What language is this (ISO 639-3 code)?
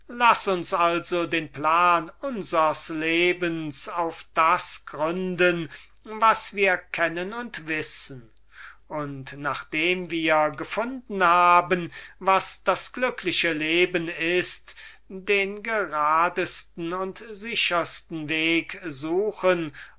deu